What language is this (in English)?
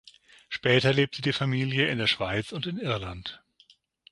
German